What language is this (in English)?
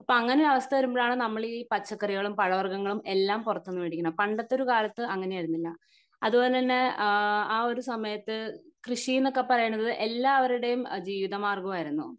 Malayalam